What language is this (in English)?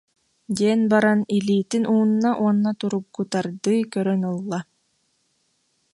Yakut